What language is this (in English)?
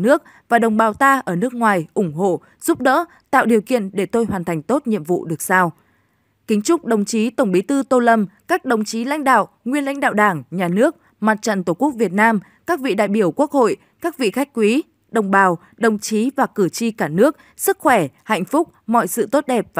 Vietnamese